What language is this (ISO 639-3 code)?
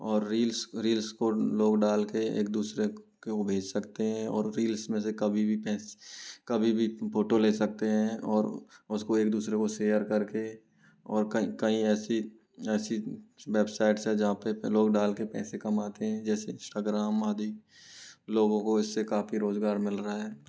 hin